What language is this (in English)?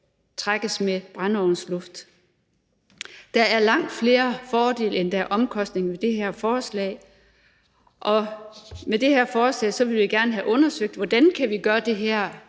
Danish